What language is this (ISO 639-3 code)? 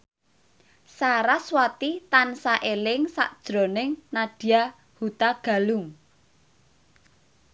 jav